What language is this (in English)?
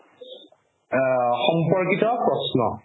Assamese